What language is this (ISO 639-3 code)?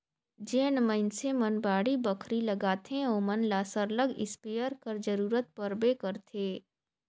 hne